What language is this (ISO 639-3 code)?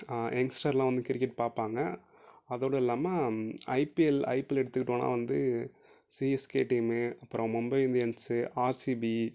tam